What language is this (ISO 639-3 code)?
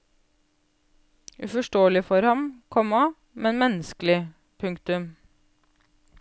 nor